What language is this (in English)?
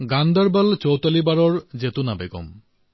Assamese